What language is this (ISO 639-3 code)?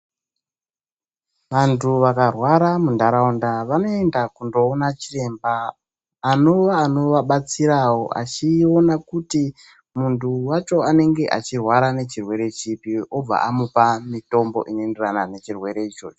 ndc